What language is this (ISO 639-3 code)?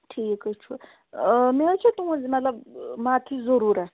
kas